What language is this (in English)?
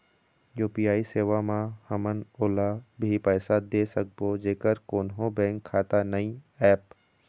Chhattisgarhi